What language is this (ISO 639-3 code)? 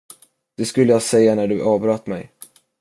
swe